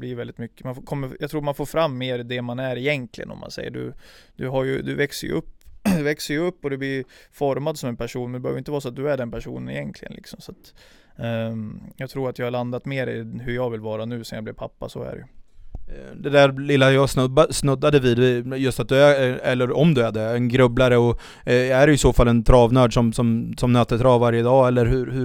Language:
Swedish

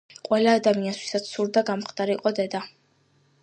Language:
Georgian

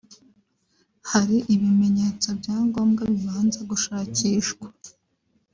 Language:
Kinyarwanda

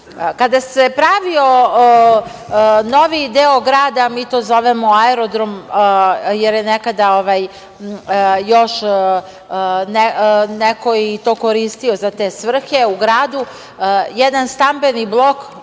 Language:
Serbian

